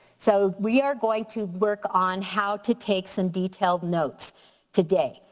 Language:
English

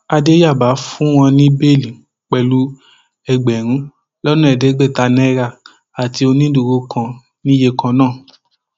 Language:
Yoruba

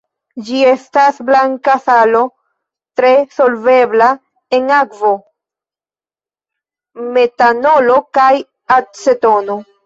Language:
Esperanto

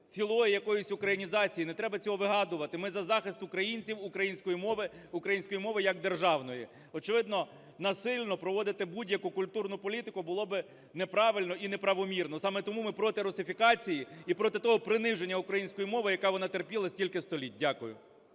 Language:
Ukrainian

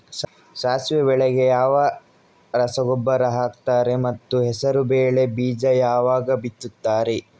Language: Kannada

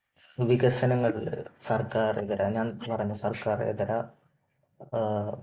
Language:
Malayalam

